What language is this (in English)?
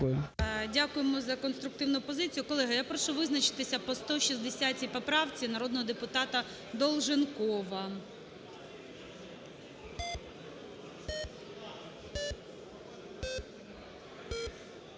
Ukrainian